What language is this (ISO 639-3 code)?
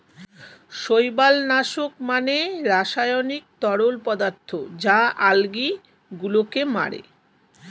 ben